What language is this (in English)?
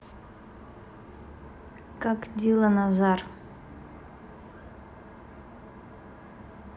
Russian